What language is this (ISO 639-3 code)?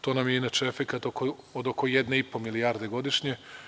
srp